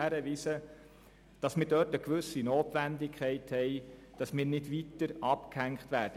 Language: Swiss German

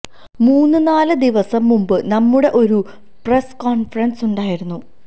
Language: Malayalam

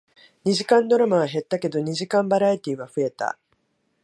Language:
Japanese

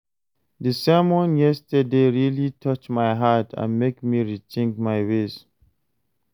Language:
Nigerian Pidgin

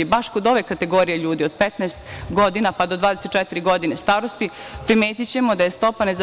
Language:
Serbian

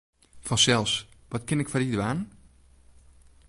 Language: Western Frisian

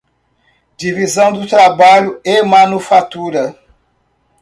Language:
Portuguese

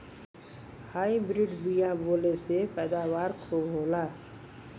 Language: Bhojpuri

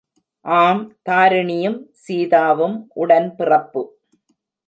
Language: Tamil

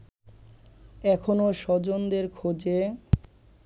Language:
Bangla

